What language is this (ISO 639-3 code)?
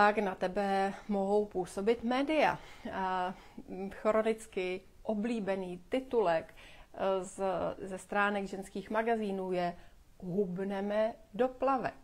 ces